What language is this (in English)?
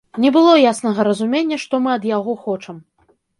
Belarusian